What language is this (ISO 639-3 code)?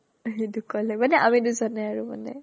asm